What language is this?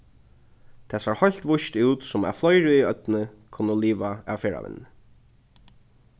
Faroese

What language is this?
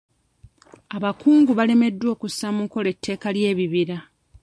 Ganda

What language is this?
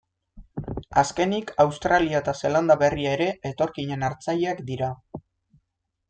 Basque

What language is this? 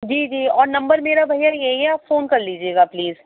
Urdu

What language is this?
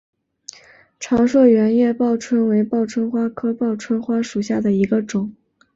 Chinese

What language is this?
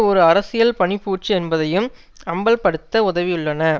Tamil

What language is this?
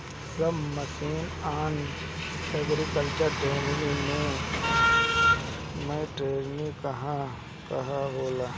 Bhojpuri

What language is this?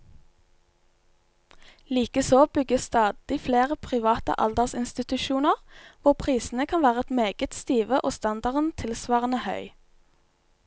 Norwegian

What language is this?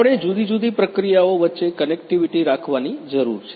Gujarati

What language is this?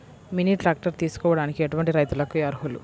Telugu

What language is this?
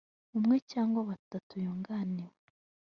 Kinyarwanda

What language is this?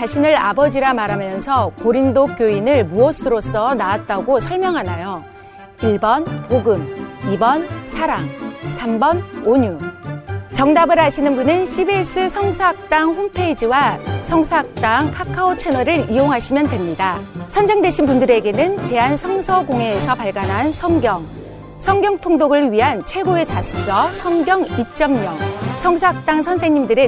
Korean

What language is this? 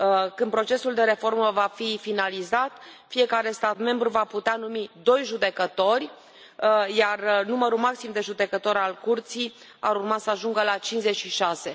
Romanian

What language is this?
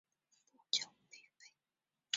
Chinese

